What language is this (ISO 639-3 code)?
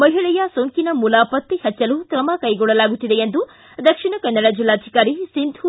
kan